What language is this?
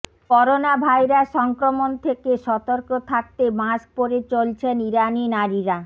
Bangla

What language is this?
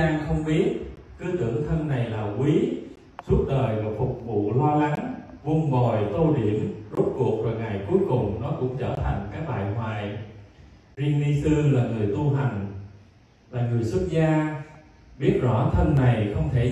Vietnamese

